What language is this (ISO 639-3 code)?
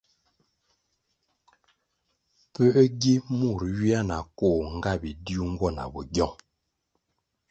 nmg